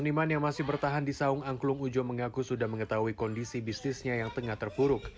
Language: Indonesian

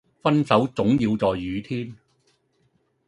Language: Cantonese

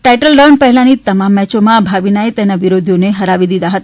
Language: Gujarati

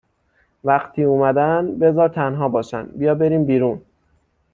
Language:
Persian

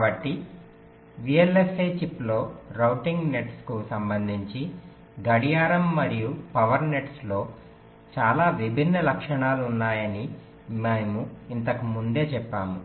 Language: Telugu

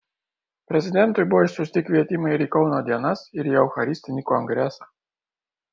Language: Lithuanian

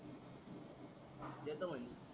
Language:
Marathi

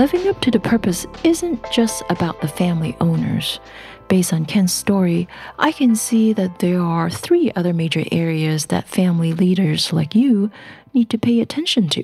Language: English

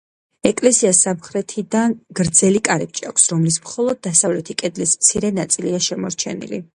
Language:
Georgian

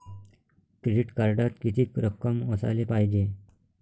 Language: Marathi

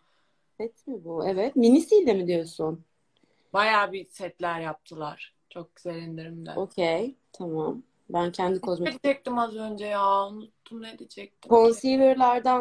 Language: Turkish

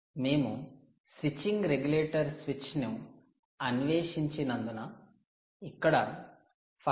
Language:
Telugu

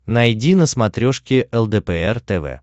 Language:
Russian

